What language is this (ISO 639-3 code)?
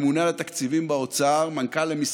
heb